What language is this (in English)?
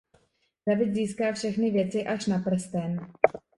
Czech